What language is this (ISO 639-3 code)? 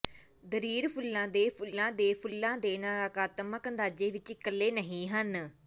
pan